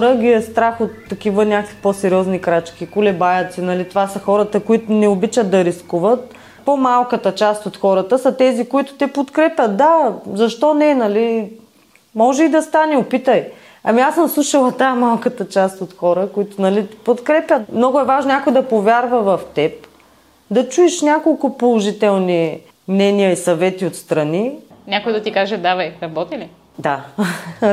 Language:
Bulgarian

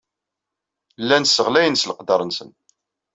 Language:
Kabyle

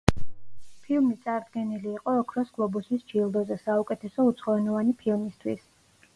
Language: Georgian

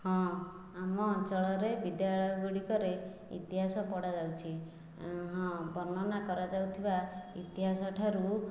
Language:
Odia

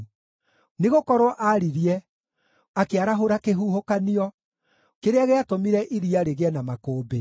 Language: Kikuyu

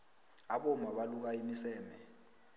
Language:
South Ndebele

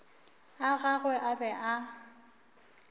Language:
Northern Sotho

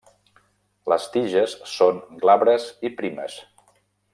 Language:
Catalan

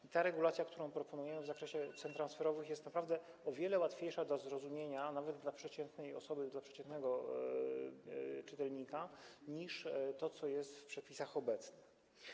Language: Polish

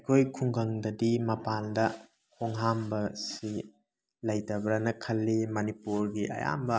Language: Manipuri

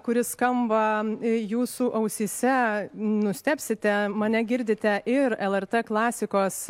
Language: Lithuanian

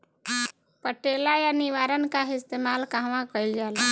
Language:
Bhojpuri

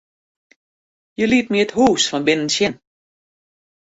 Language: Western Frisian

